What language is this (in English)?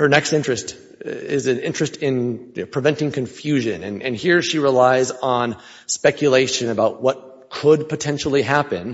English